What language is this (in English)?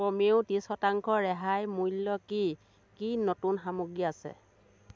Assamese